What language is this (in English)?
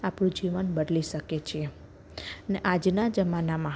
Gujarati